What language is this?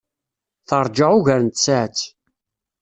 Kabyle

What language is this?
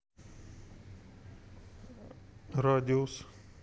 Russian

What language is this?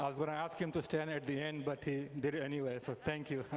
English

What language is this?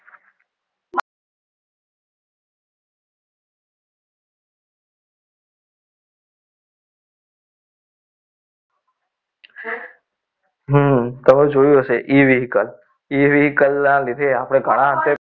Gujarati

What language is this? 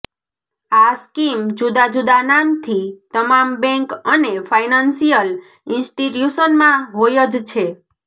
Gujarati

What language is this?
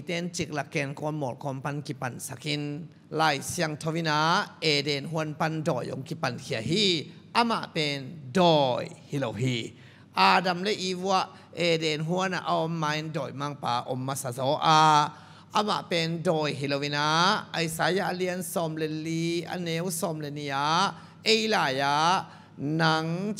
Thai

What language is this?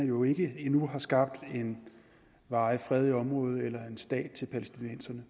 Danish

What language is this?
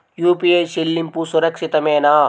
Telugu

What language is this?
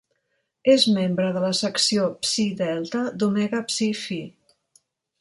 Catalan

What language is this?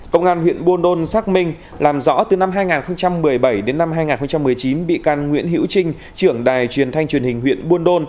Vietnamese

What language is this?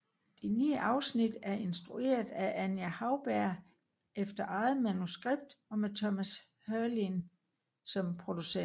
Danish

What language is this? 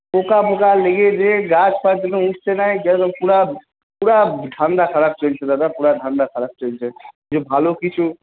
Bangla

